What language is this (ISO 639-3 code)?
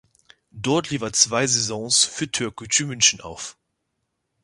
deu